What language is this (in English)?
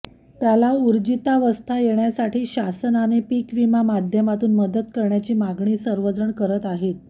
Marathi